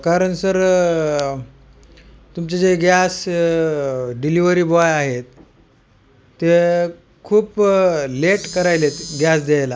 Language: Marathi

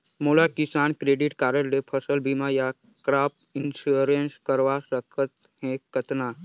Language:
Chhattisgarhi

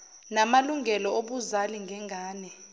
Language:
Zulu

